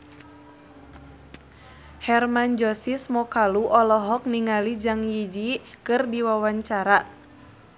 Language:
Sundanese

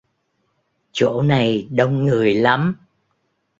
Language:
Vietnamese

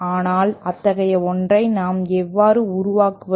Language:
Tamil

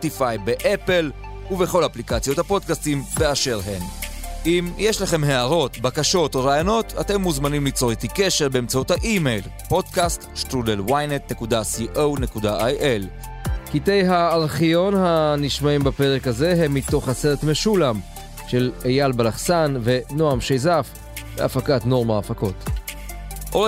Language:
Hebrew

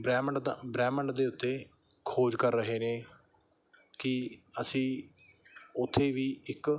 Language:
Punjabi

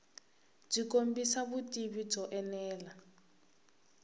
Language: Tsonga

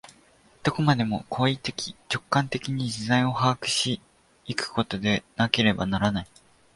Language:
Japanese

